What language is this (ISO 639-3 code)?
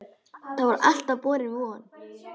isl